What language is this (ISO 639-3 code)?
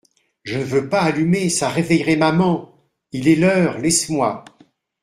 fra